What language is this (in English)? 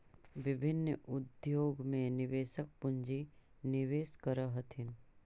Magahi